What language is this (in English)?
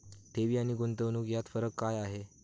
Marathi